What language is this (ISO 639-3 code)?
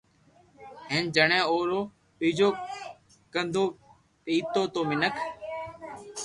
lrk